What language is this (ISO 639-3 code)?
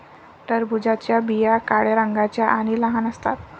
mar